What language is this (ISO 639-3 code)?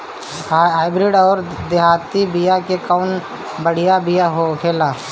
bho